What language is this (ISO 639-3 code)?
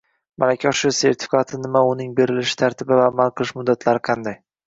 uzb